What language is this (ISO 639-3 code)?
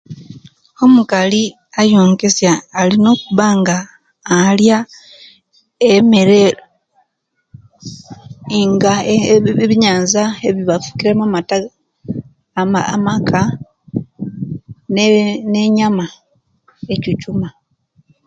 lke